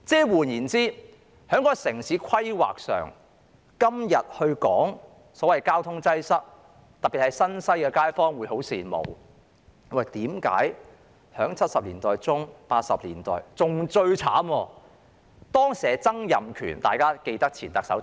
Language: Cantonese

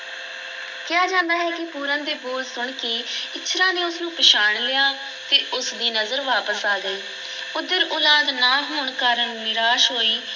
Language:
Punjabi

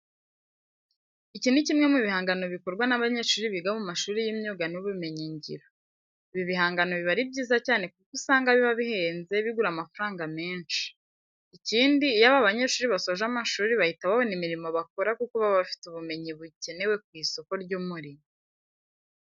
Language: Kinyarwanda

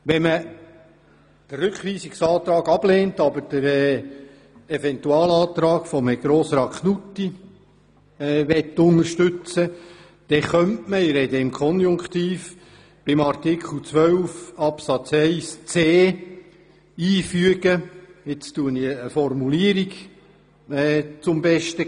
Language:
Swiss German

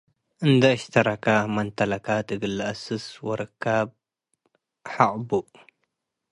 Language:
Tigre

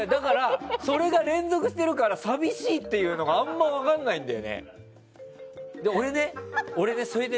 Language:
Japanese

